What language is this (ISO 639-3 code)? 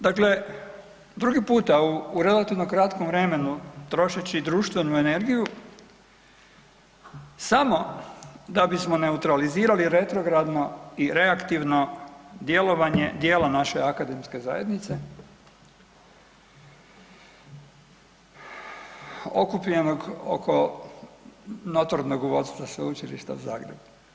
hrv